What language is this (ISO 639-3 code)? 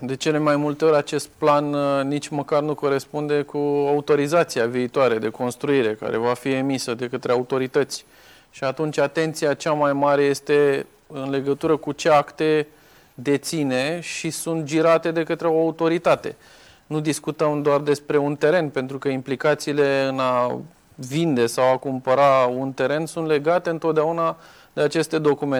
ron